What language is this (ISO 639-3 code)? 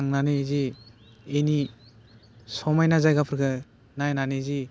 brx